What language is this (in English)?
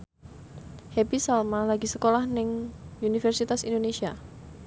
Javanese